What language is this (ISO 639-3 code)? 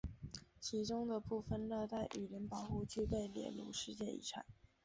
zho